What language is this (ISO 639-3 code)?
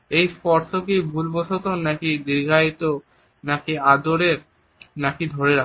ben